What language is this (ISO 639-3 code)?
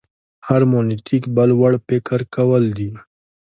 pus